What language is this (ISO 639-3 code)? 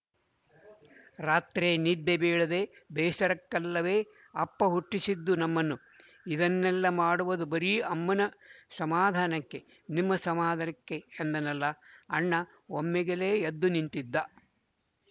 kan